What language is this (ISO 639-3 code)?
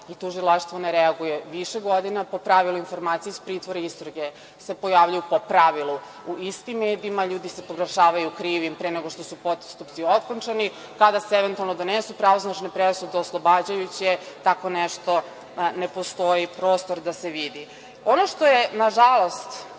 srp